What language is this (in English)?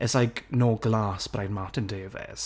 English